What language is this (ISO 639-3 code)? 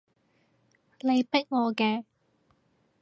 yue